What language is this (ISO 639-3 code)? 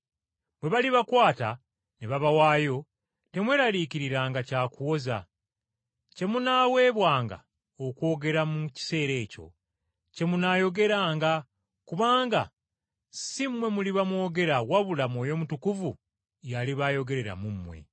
lug